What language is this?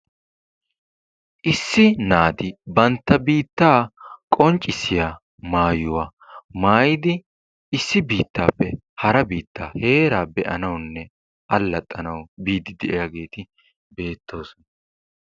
Wolaytta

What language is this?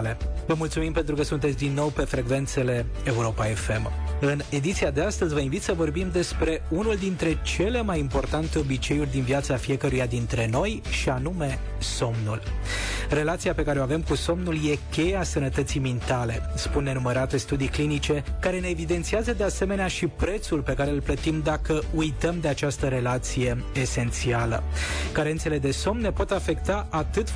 Romanian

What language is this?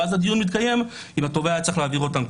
Hebrew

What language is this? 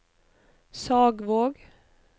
Norwegian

